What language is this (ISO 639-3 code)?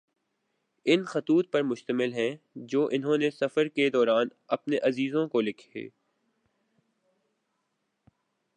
urd